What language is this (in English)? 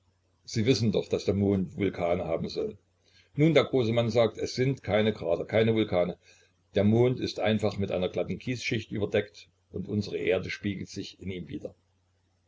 German